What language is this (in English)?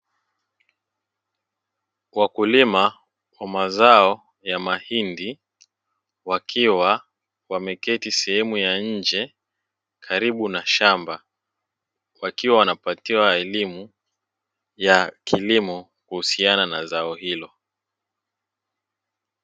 Swahili